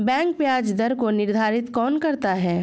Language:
Hindi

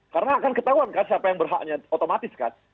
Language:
Indonesian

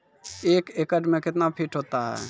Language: Maithili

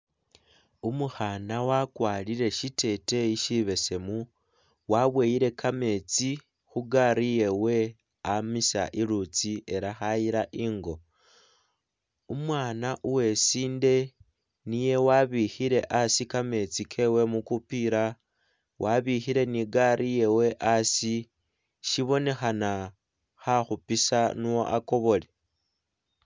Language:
Masaaba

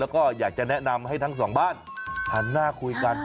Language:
Thai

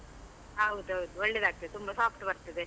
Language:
Kannada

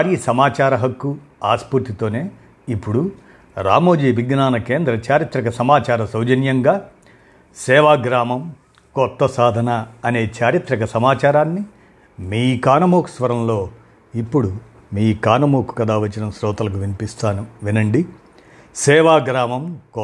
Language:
Telugu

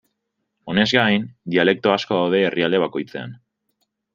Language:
Basque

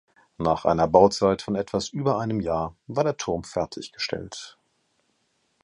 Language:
German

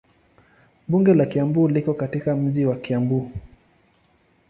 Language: Swahili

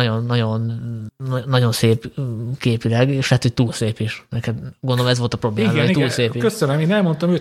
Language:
Hungarian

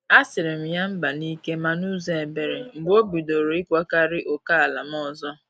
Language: Igbo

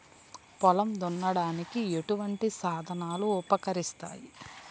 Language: Telugu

